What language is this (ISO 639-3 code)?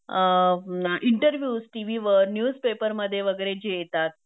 mar